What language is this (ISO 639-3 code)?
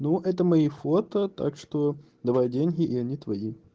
rus